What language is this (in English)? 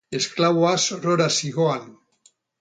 Basque